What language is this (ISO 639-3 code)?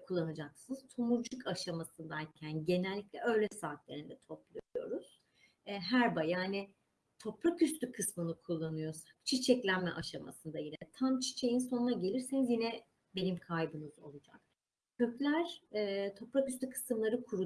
tur